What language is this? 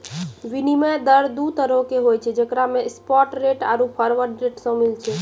Maithili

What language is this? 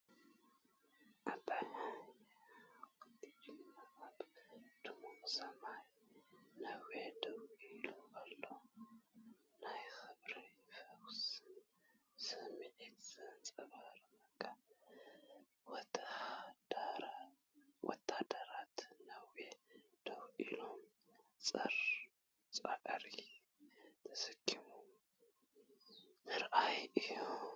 Tigrinya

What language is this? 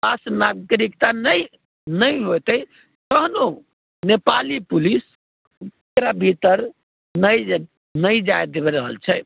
Maithili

